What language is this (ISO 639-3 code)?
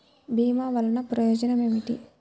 tel